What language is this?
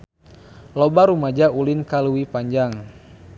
Sundanese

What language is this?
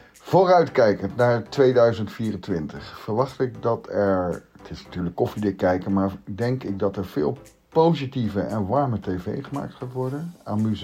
Dutch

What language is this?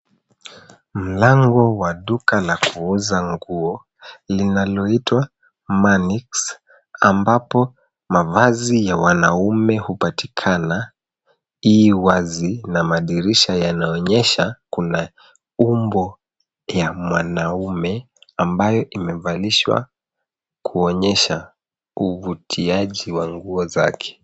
Swahili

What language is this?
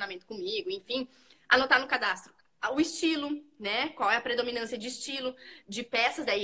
Portuguese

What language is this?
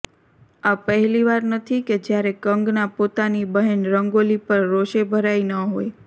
Gujarati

